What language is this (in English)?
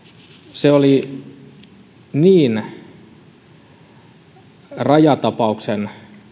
Finnish